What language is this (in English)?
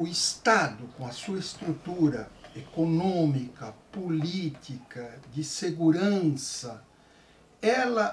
Portuguese